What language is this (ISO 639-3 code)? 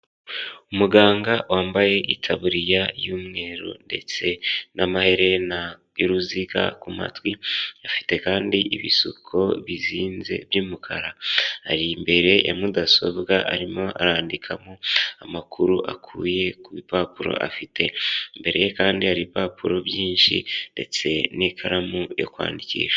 kin